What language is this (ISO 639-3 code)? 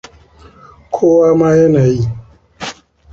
hau